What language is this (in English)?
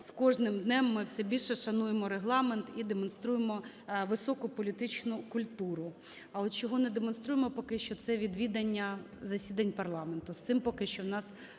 Ukrainian